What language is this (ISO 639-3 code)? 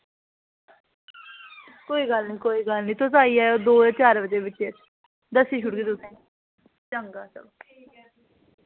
doi